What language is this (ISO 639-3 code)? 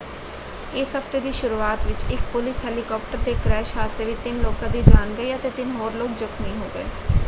pan